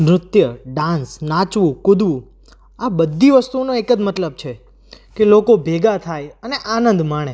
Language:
Gujarati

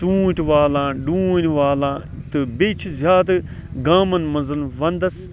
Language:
Kashmiri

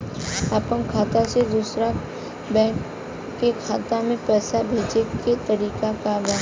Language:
Bhojpuri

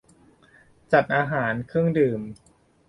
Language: Thai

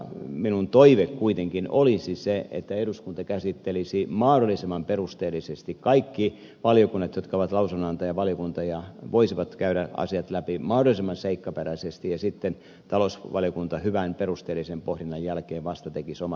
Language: Finnish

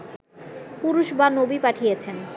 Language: Bangla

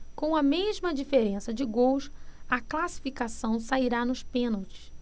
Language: Portuguese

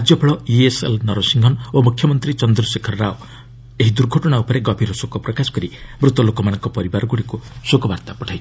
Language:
Odia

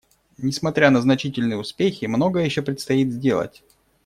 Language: Russian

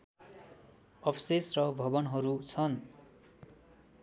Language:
Nepali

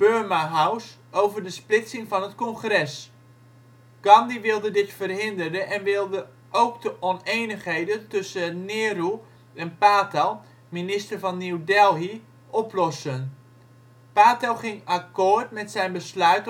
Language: Dutch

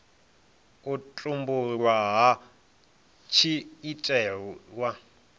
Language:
Venda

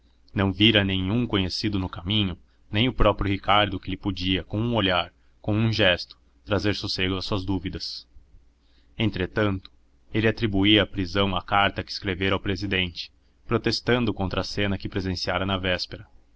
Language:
Portuguese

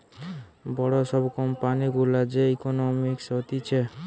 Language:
Bangla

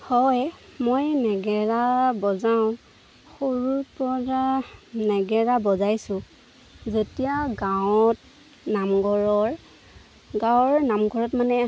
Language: Assamese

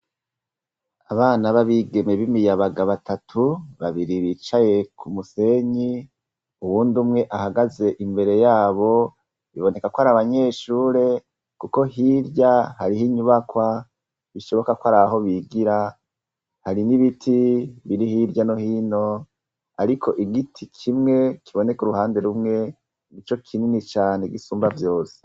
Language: Rundi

